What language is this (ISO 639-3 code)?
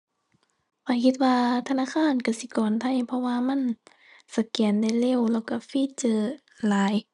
tha